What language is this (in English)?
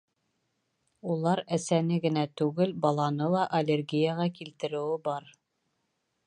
Bashkir